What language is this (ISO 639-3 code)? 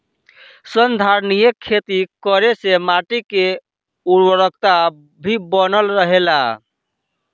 bho